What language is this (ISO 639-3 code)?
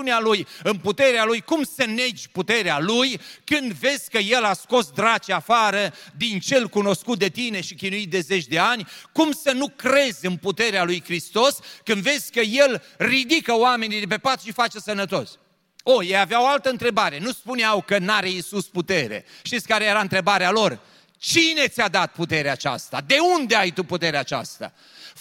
ron